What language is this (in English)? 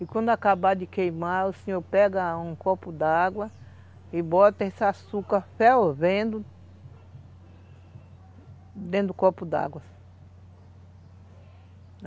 Portuguese